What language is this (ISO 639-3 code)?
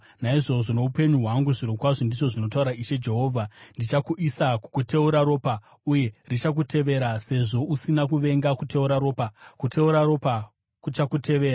sna